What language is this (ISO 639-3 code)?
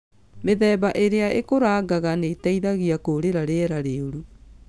kik